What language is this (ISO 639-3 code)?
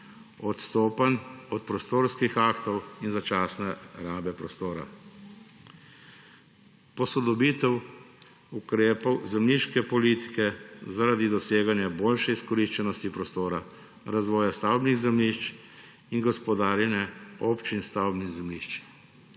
slv